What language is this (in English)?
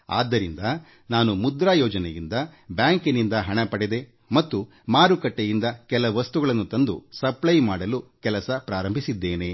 Kannada